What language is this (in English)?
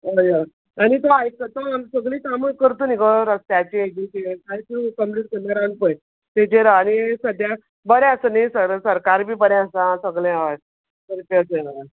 Konkani